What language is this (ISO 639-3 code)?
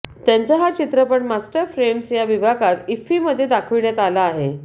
mar